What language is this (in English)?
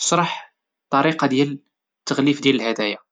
Moroccan Arabic